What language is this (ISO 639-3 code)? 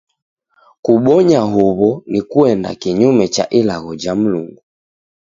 dav